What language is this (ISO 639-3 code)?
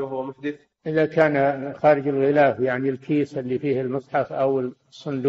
ara